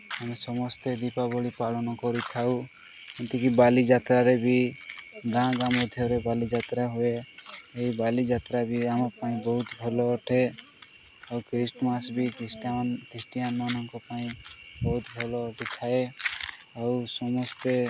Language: Odia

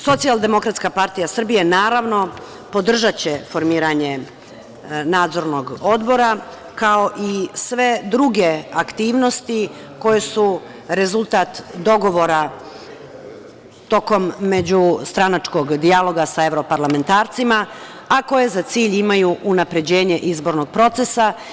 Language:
Serbian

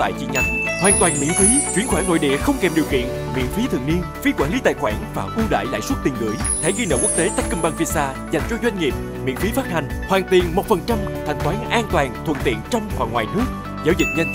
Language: Vietnamese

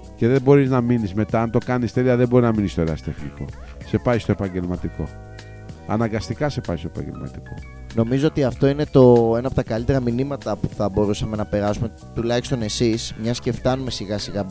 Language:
Greek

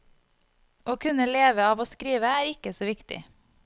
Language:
Norwegian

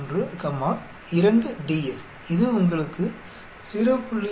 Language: Tamil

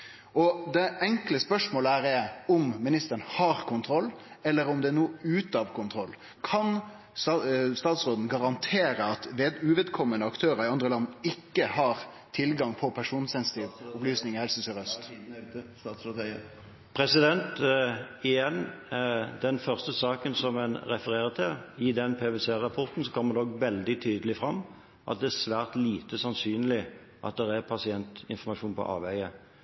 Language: Norwegian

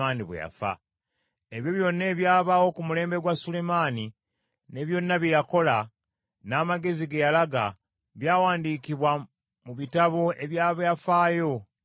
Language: Ganda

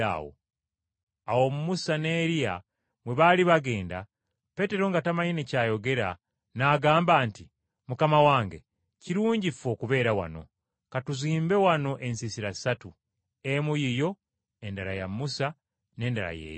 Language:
Ganda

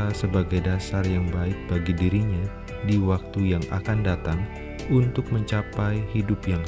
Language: Indonesian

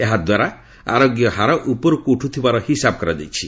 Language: Odia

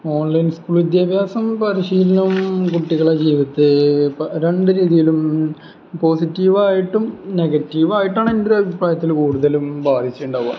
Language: Malayalam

